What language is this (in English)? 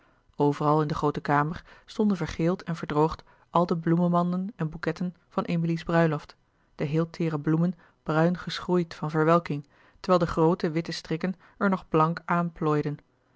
Dutch